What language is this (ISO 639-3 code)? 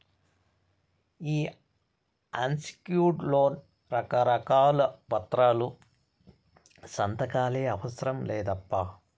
tel